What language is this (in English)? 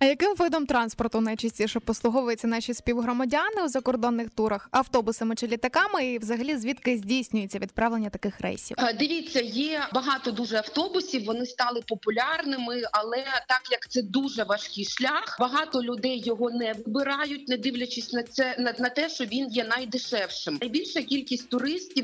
Ukrainian